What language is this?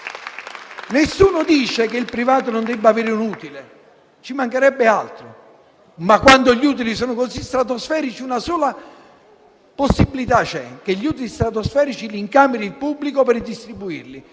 Italian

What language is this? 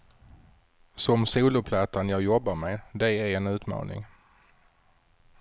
Swedish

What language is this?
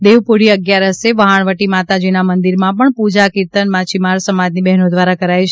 Gujarati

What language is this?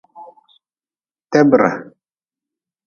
Nawdm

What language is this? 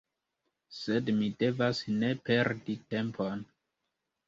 Esperanto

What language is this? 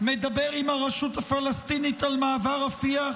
Hebrew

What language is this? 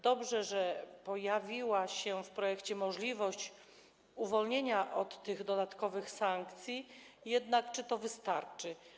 Polish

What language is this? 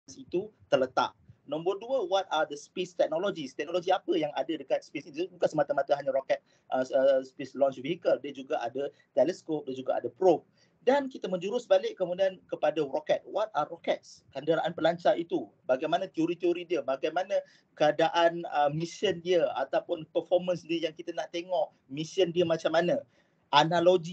Malay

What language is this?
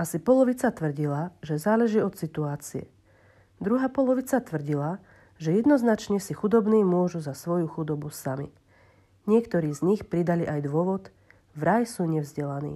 Slovak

